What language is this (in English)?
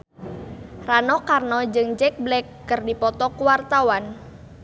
Sundanese